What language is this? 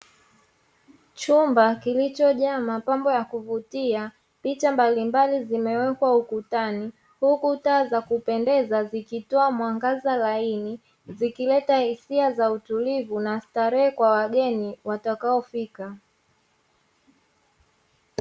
Swahili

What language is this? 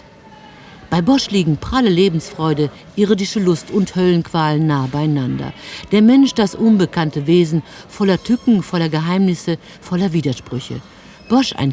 German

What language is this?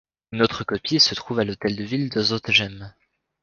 French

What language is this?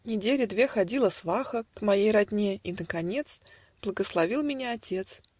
Russian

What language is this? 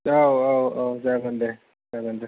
Bodo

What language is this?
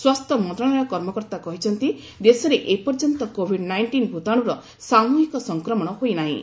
Odia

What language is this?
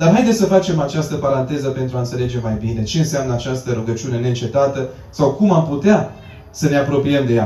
Romanian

